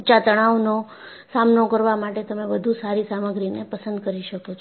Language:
Gujarati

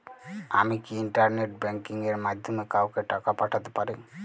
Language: Bangla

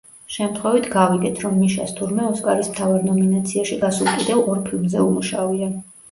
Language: Georgian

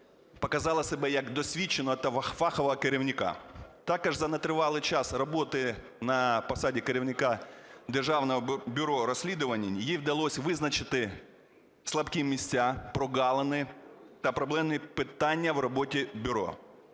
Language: Ukrainian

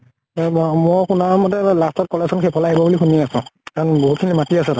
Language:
Assamese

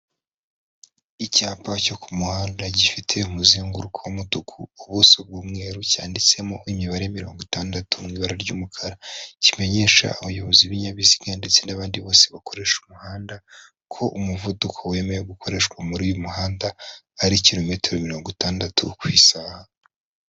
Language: Kinyarwanda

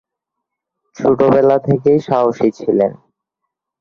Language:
Bangla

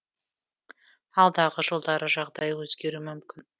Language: Kazakh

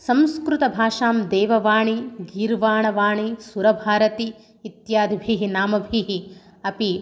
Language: Sanskrit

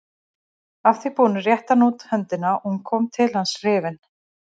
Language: Icelandic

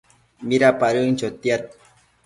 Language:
Matsés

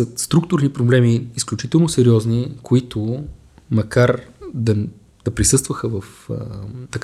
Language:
Bulgarian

